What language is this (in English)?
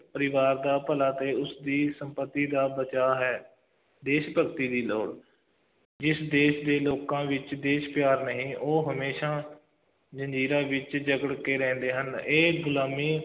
Punjabi